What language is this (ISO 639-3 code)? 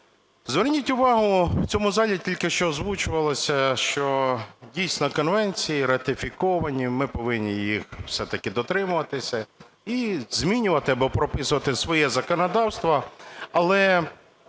ukr